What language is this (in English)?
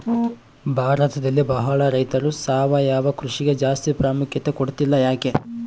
Kannada